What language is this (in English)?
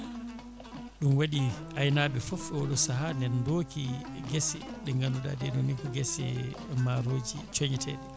Fula